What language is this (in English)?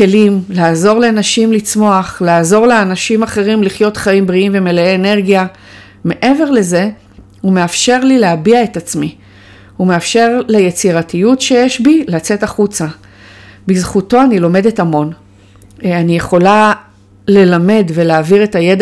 Hebrew